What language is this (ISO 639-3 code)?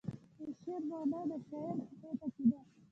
pus